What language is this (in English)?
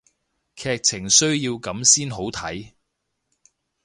Cantonese